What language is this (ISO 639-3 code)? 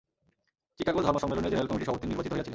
ben